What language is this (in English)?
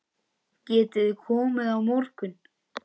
Icelandic